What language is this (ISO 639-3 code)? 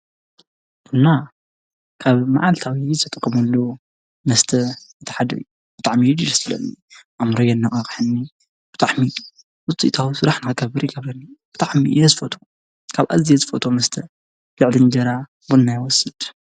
tir